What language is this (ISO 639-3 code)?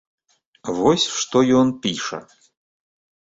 bel